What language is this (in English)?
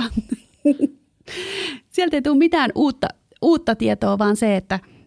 Finnish